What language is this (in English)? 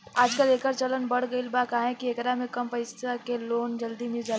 Bhojpuri